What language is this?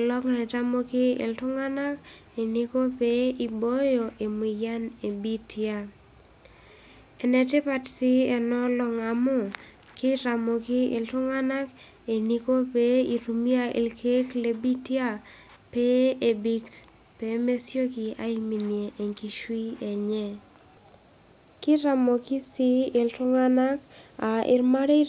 Masai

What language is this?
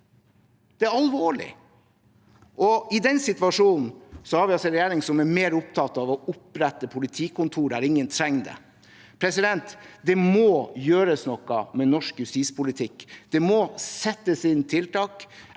Norwegian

